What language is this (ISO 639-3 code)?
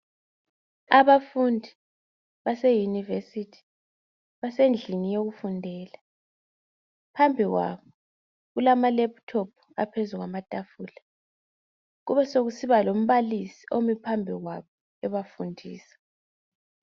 nde